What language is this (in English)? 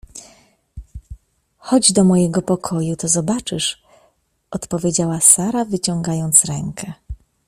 Polish